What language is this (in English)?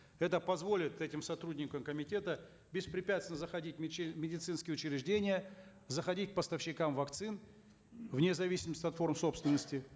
Kazakh